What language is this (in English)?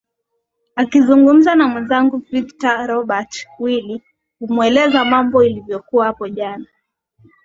Swahili